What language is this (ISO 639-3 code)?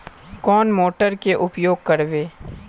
mag